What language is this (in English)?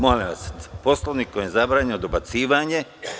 Serbian